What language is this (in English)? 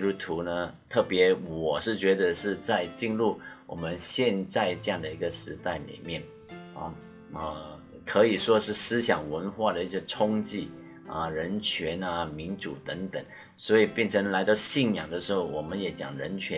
Chinese